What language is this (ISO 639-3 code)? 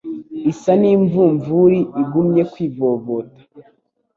kin